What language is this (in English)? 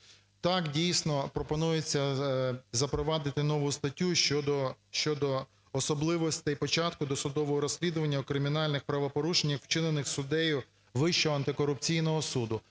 Ukrainian